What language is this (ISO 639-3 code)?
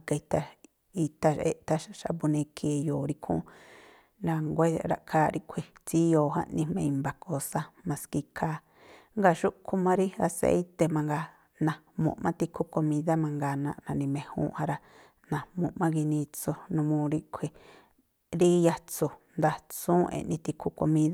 tpl